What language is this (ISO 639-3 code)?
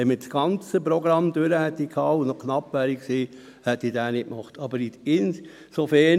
gsw